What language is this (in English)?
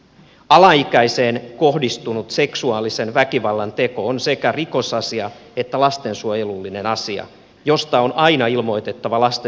Finnish